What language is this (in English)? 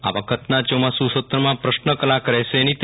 Gujarati